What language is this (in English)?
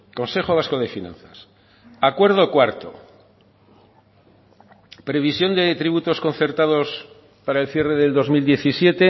Spanish